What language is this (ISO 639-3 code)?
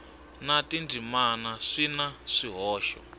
tso